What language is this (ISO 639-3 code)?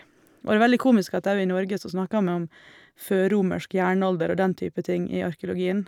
nor